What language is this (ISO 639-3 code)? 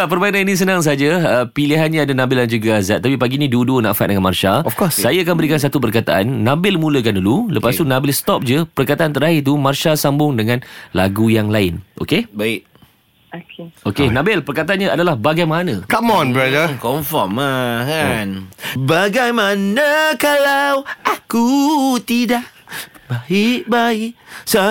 msa